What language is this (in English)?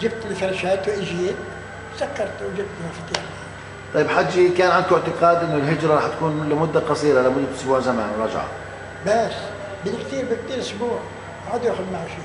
Arabic